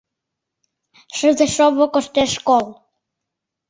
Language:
Mari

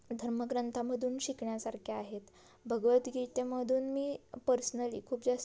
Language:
Marathi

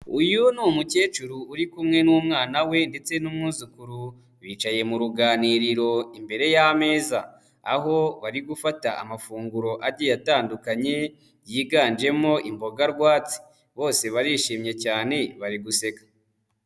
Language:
Kinyarwanda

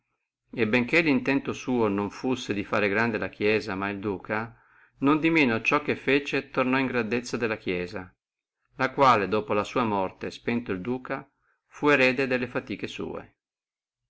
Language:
Italian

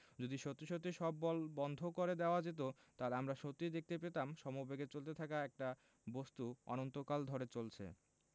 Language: Bangla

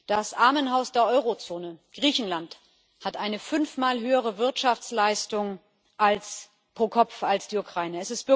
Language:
German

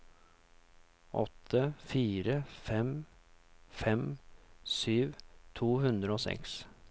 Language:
Norwegian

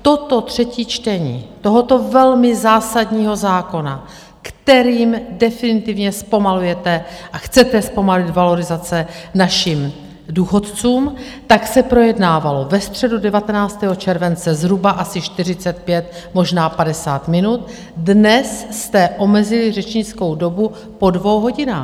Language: Czech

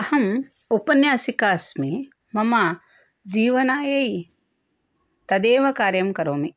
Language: Sanskrit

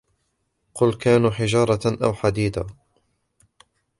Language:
Arabic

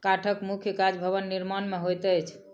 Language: Maithili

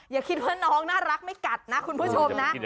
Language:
Thai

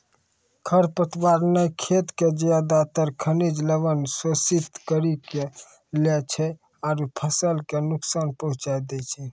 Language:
Maithili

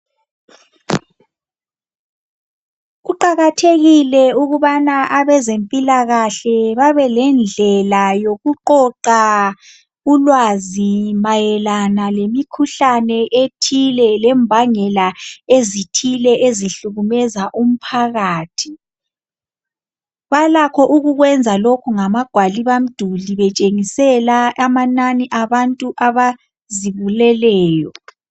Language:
North Ndebele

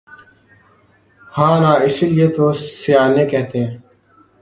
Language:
Urdu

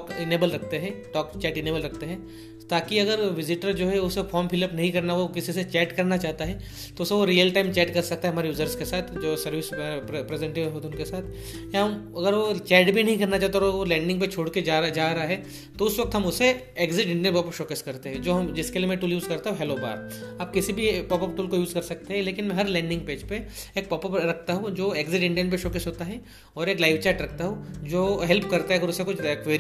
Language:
Hindi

